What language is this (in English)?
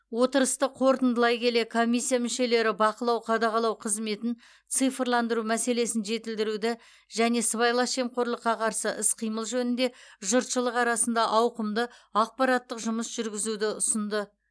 Kazakh